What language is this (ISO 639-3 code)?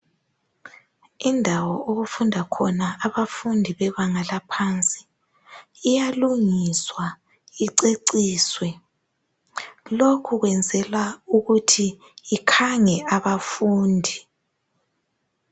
nde